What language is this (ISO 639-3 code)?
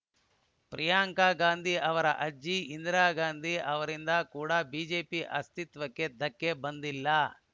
kan